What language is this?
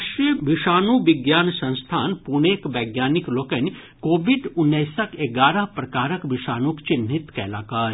Maithili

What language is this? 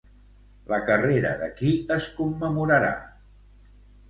Catalan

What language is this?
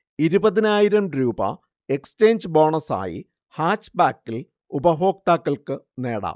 Malayalam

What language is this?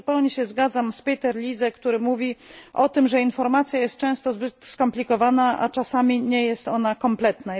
Polish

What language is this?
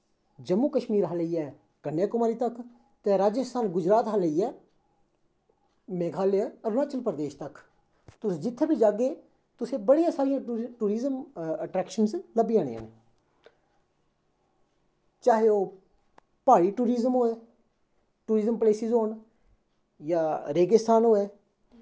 Dogri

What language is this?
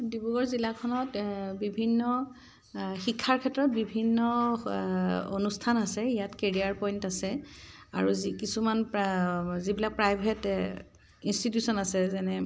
Assamese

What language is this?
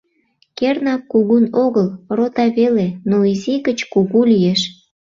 Mari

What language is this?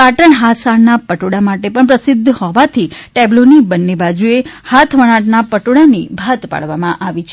Gujarati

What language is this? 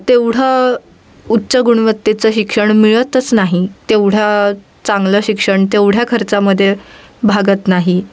Marathi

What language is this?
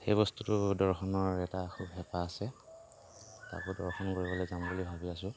Assamese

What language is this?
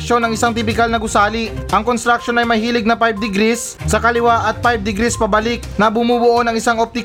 Filipino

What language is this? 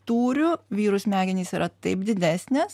Lithuanian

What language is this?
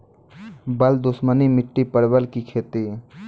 Maithili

